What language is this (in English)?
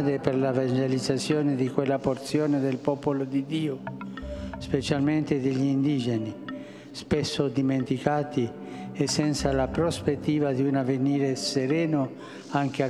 Korean